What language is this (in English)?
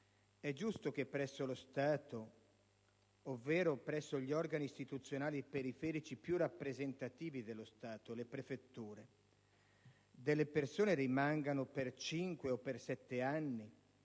Italian